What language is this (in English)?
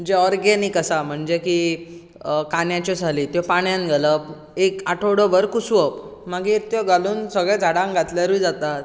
Konkani